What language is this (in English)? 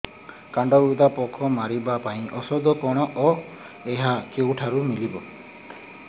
Odia